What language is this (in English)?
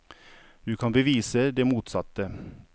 Norwegian